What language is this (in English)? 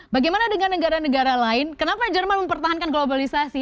Indonesian